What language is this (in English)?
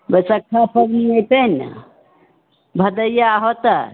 Maithili